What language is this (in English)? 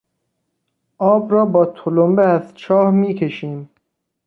Persian